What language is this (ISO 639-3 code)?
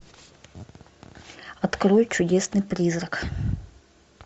rus